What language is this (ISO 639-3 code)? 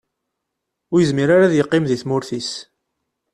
kab